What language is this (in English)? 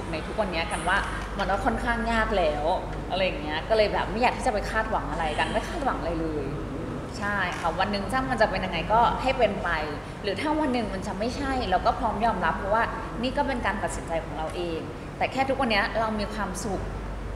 Thai